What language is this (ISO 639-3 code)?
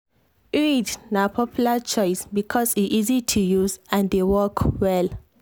pcm